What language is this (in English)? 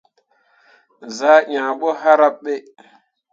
Mundang